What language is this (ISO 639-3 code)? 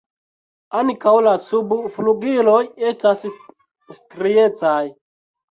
epo